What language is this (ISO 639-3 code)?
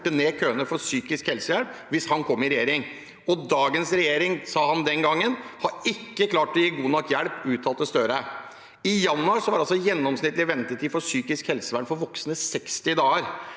nor